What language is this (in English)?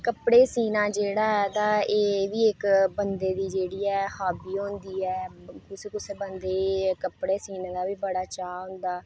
Dogri